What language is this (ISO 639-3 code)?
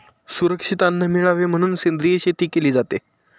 mar